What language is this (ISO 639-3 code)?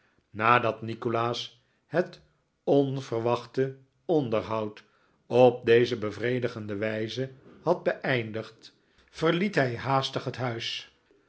nld